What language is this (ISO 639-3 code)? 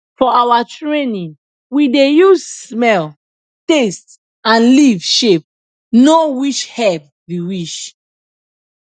pcm